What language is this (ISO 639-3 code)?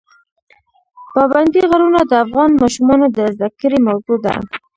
pus